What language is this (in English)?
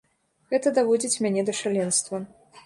Belarusian